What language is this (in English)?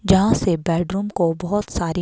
Hindi